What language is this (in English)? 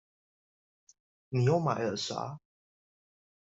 Chinese